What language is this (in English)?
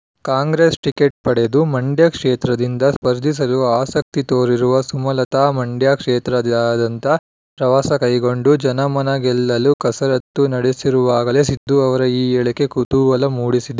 Kannada